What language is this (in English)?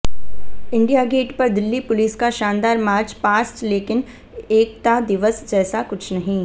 Hindi